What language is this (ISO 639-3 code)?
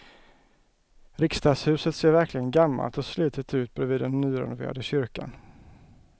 swe